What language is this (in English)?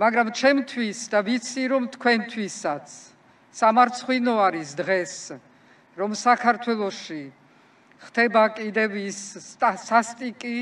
Romanian